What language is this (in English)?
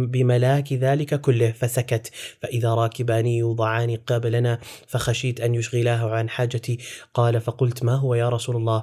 Arabic